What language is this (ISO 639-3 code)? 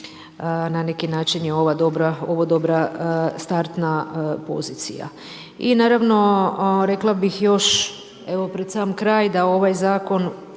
hrv